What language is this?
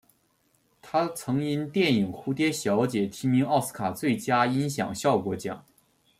Chinese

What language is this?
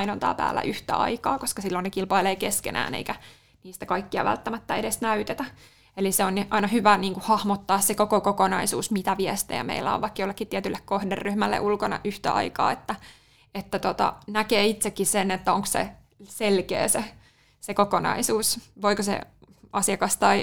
Finnish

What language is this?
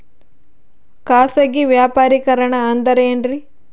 Kannada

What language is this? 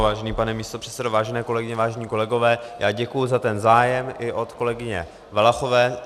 Czech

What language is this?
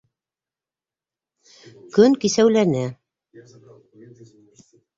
Bashkir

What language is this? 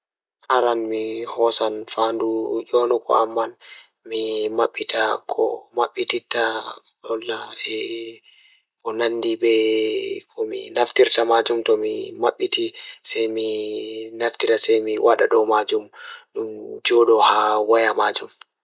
Fula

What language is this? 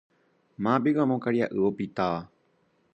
Guarani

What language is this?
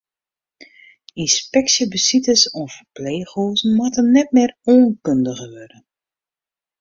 Western Frisian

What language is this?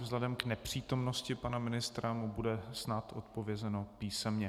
Czech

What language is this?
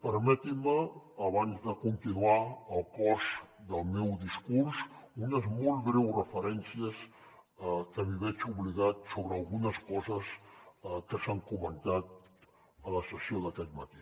Catalan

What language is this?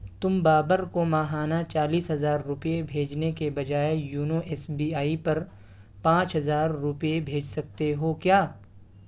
Urdu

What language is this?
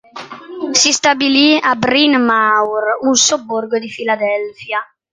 Italian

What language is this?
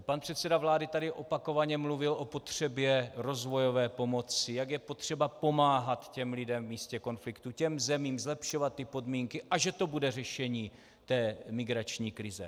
Czech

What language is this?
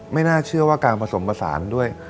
Thai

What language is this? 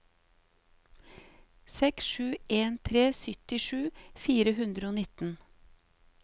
Norwegian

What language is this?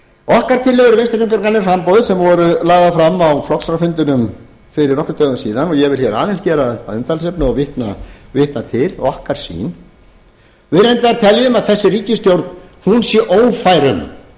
Icelandic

